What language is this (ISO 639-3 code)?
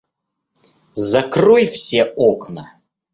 rus